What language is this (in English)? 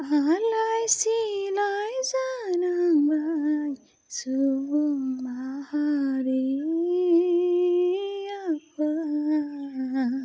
Bodo